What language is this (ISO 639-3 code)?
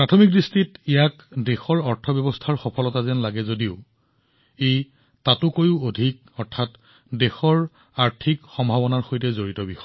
asm